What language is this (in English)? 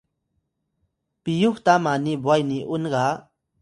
Atayal